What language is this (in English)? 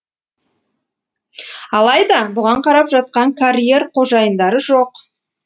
Kazakh